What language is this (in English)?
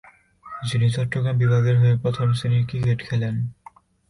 Bangla